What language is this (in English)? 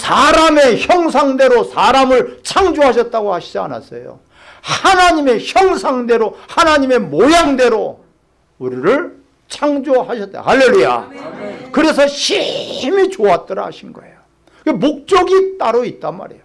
Korean